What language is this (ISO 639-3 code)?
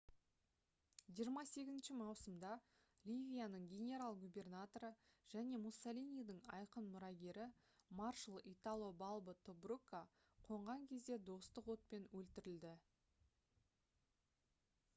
kaz